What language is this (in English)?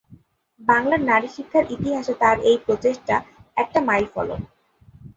Bangla